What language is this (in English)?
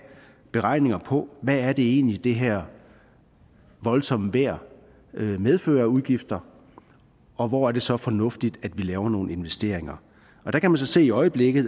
Danish